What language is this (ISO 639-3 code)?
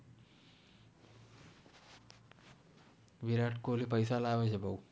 guj